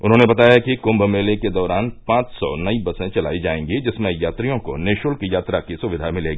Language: Hindi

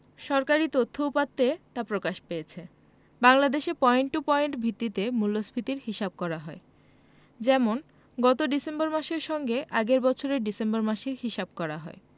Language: Bangla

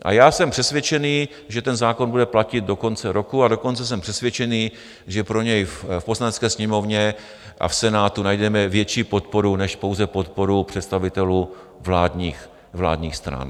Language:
Czech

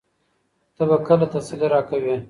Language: Pashto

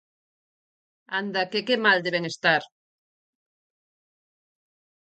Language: Galician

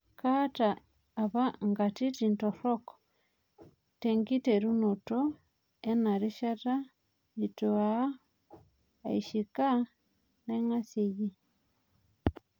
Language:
Masai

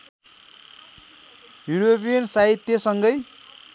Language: Nepali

